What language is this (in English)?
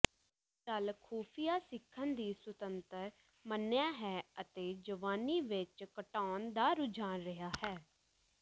Punjabi